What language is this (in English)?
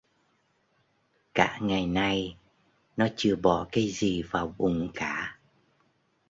Vietnamese